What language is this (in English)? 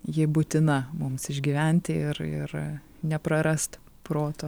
Lithuanian